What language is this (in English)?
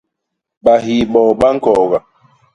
Basaa